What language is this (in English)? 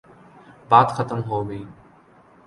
Urdu